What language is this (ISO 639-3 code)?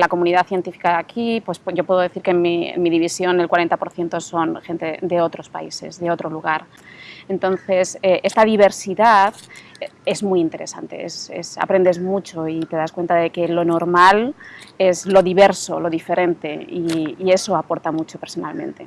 spa